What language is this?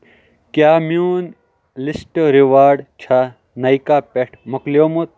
Kashmiri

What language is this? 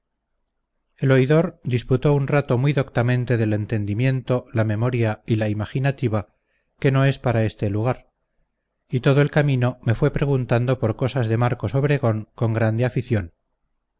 Spanish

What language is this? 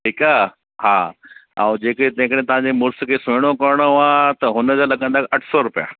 Sindhi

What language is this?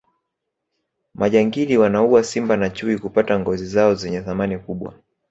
Swahili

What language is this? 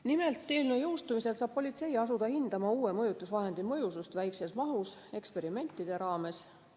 Estonian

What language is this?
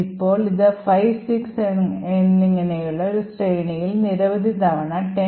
Malayalam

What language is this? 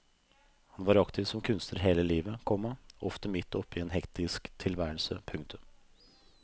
Norwegian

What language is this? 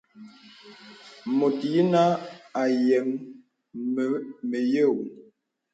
Bebele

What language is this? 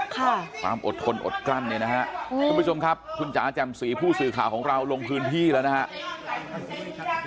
Thai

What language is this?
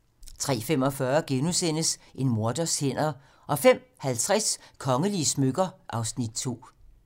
Danish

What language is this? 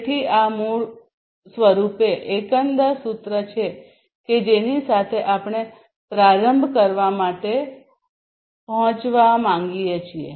Gujarati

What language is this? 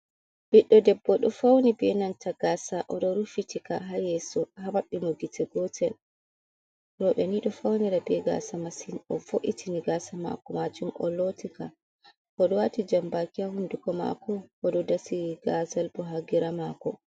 Fula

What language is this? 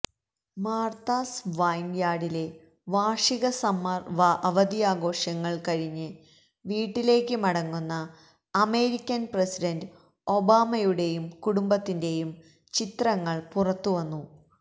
Malayalam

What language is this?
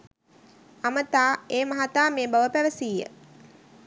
Sinhala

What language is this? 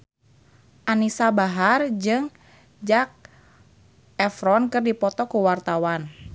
Sundanese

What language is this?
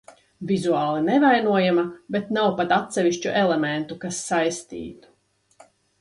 Latvian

